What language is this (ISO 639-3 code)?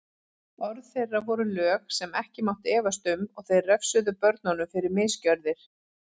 isl